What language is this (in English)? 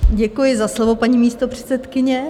Czech